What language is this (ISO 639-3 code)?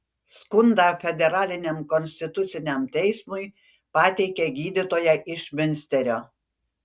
lit